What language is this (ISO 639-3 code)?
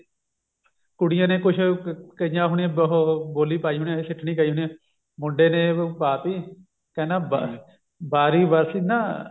pan